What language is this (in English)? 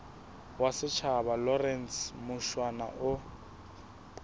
Southern Sotho